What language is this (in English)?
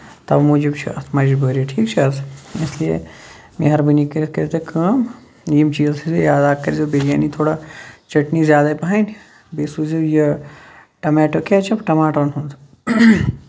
Kashmiri